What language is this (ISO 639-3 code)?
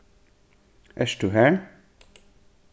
fao